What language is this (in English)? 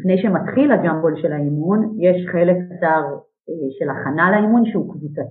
Hebrew